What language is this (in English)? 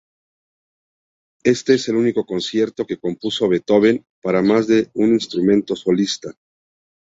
Spanish